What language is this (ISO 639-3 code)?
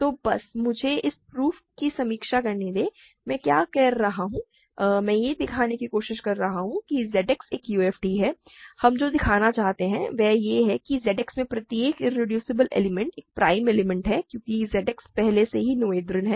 hin